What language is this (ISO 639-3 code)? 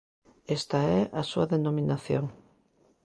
glg